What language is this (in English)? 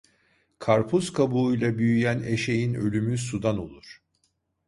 Turkish